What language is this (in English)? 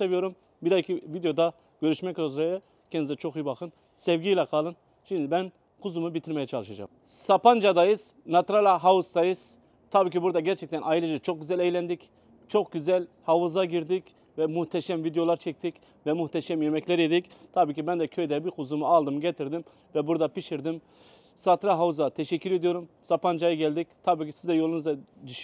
Turkish